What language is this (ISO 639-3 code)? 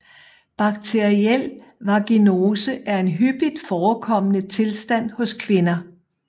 dan